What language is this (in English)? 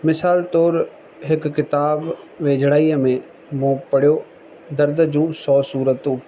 Sindhi